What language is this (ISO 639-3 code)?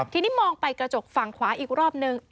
tha